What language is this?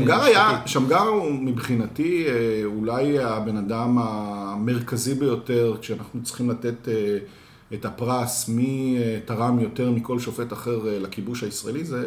Hebrew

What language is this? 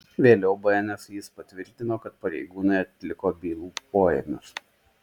Lithuanian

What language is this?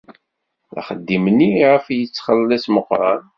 Kabyle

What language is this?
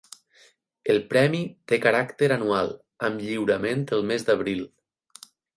Catalan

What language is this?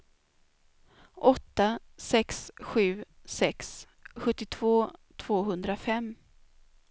Swedish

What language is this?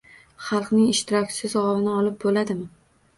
Uzbek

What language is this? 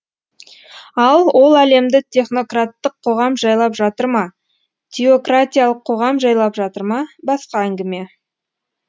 Kazakh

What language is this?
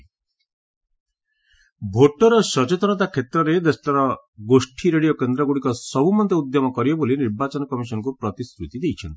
Odia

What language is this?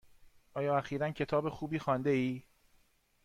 Persian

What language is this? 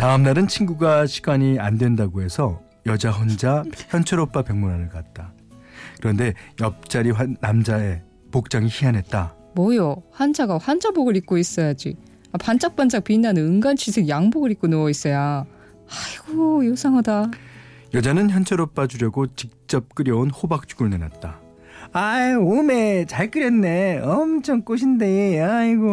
Korean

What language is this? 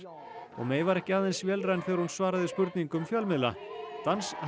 Icelandic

